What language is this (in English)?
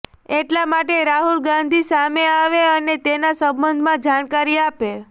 Gujarati